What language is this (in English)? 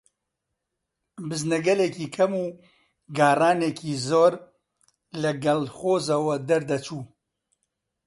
Central Kurdish